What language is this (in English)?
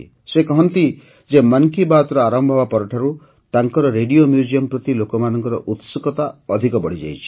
Odia